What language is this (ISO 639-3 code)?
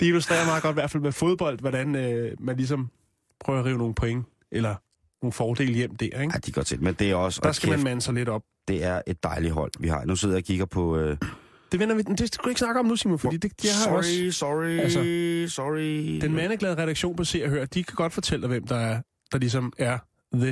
dan